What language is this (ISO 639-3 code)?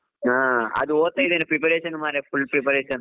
kan